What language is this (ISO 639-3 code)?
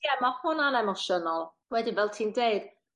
cym